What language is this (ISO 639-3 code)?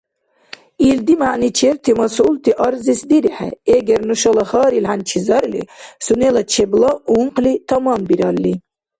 dar